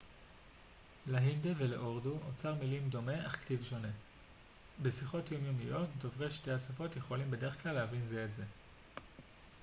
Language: Hebrew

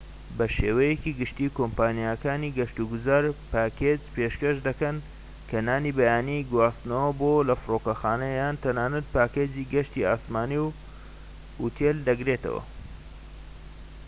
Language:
Central Kurdish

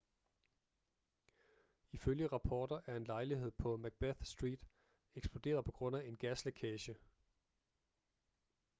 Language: Danish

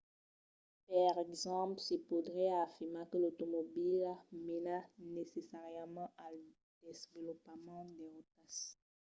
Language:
Occitan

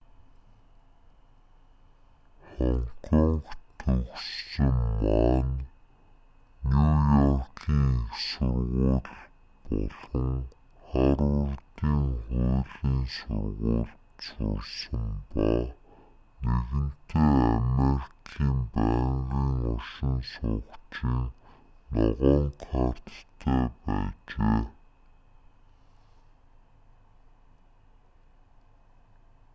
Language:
Mongolian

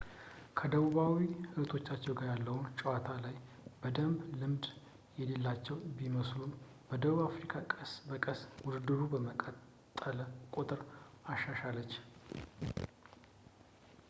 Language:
Amharic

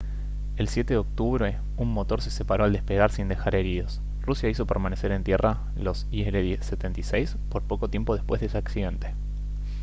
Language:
Spanish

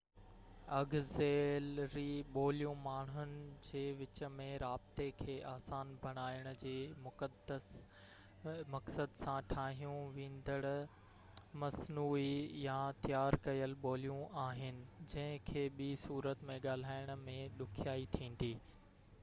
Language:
Sindhi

